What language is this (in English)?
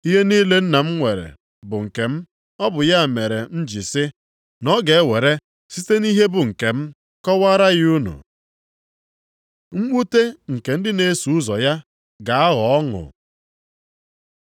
Igbo